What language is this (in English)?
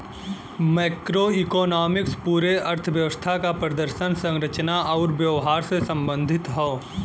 Bhojpuri